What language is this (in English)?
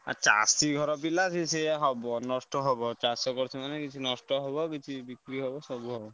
Odia